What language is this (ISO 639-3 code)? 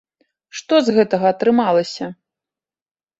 bel